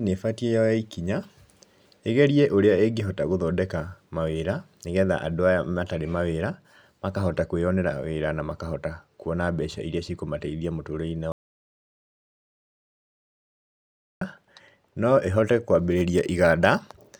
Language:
Kikuyu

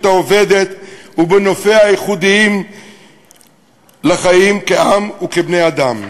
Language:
Hebrew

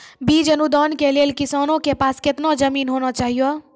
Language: Maithili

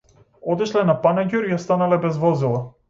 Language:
Macedonian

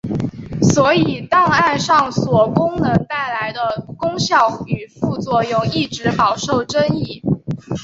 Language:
Chinese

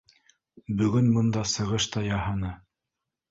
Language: Bashkir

